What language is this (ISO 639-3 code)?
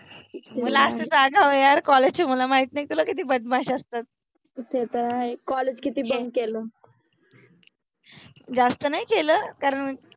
mar